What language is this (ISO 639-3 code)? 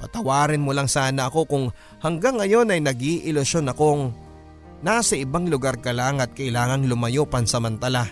fil